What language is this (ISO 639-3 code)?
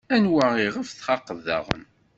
kab